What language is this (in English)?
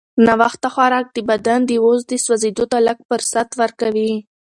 Pashto